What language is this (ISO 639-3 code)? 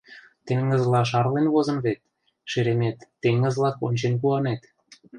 chm